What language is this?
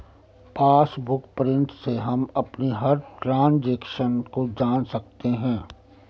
Hindi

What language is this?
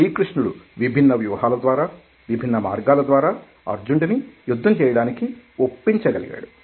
Telugu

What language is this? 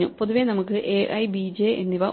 Malayalam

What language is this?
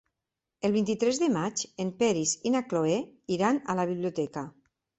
Catalan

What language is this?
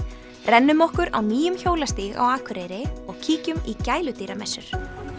Icelandic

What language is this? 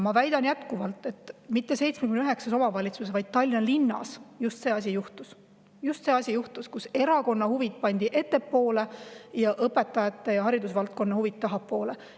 Estonian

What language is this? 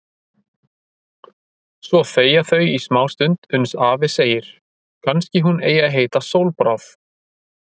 Icelandic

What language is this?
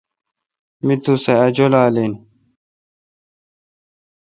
Kalkoti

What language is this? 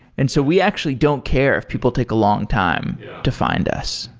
English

